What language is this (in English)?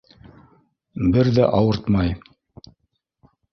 Bashkir